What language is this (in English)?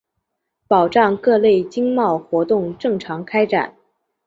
Chinese